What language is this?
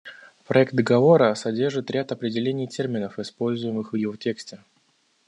Russian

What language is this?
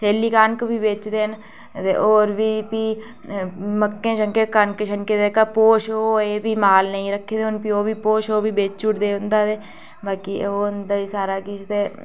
Dogri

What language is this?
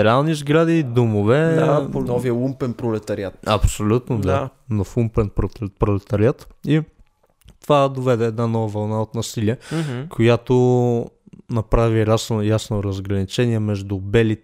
Bulgarian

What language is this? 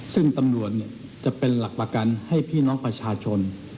Thai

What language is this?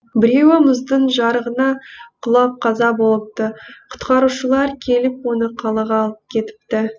Kazakh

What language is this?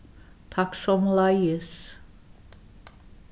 Faroese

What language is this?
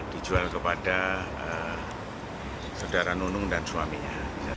Indonesian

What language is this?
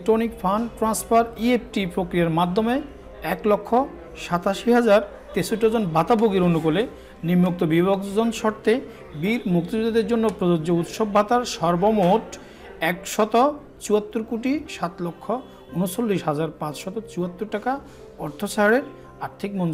Turkish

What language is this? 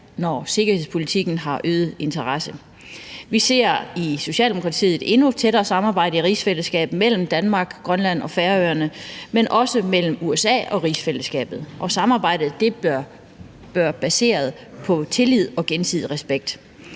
Danish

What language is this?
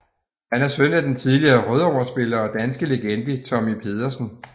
Danish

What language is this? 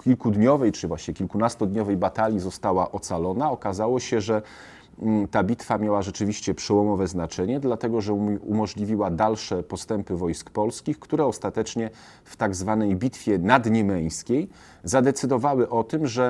Polish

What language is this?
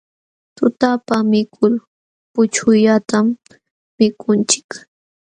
Jauja Wanca Quechua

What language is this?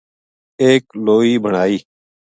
Gujari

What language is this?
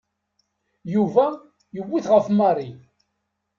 Kabyle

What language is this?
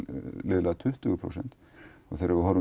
Icelandic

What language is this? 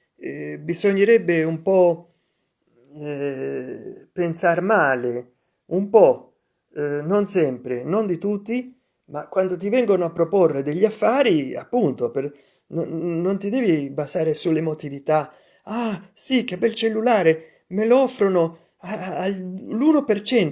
Italian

